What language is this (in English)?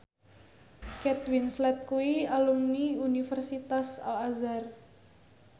Javanese